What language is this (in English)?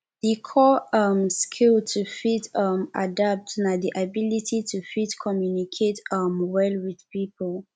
Nigerian Pidgin